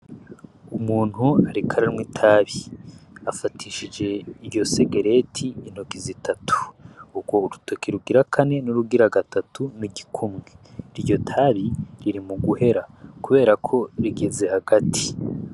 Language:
Rundi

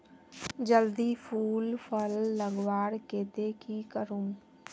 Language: Magahi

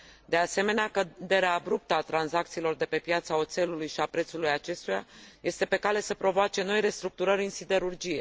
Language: Romanian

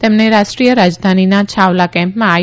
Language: Gujarati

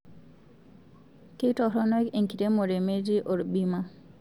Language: Masai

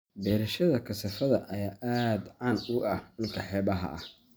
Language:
Somali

